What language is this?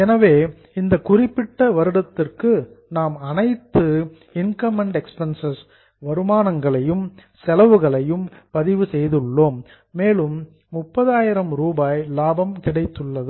Tamil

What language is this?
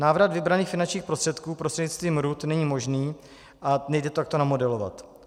Czech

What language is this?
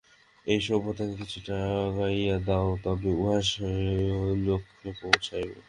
Bangla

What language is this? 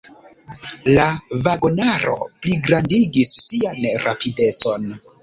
Esperanto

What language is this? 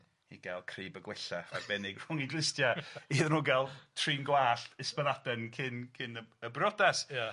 Welsh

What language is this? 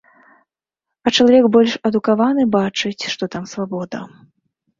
Belarusian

